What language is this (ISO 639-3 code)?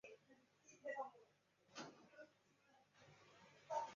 zho